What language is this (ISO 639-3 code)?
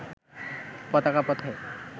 ben